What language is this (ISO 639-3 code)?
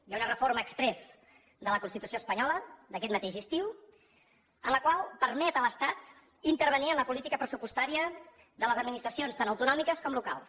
cat